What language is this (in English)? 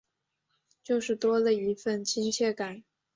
Chinese